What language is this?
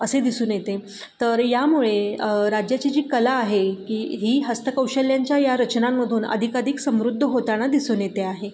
Marathi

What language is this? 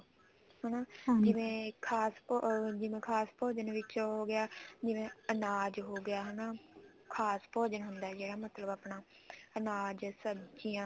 Punjabi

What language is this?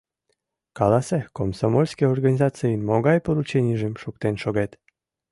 Mari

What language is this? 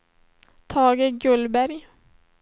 Swedish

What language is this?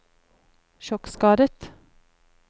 Norwegian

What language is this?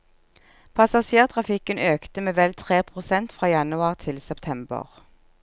Norwegian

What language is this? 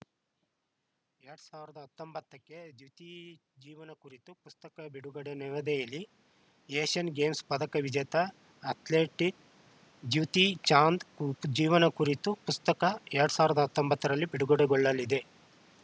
Kannada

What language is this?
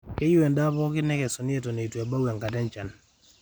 Masai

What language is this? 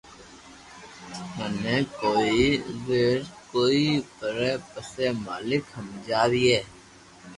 Loarki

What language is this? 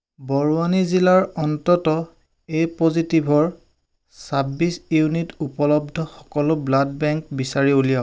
Assamese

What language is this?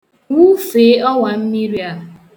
Igbo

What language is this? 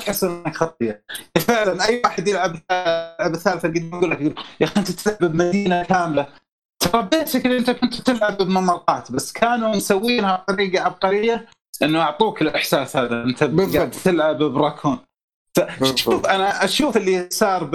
Arabic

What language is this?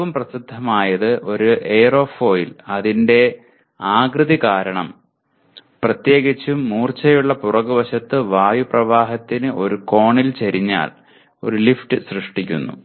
Malayalam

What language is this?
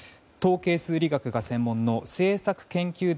Japanese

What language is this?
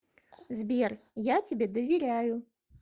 Russian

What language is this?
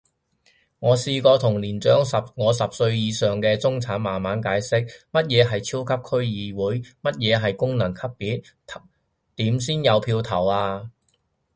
Cantonese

